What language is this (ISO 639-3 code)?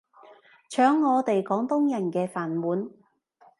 yue